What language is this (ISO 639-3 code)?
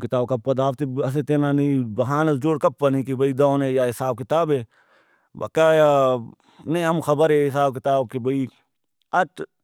brh